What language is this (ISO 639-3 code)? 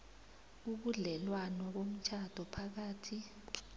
nbl